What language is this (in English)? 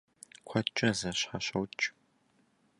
Kabardian